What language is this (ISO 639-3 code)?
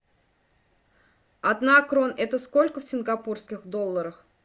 rus